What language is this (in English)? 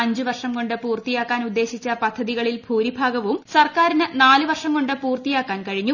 Malayalam